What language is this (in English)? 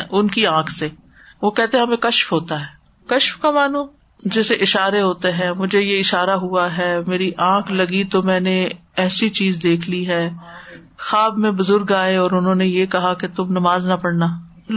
Urdu